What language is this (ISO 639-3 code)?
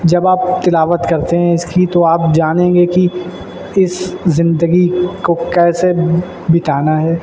urd